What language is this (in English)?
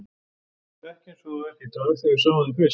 Icelandic